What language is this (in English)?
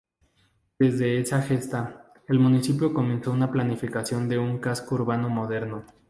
Spanish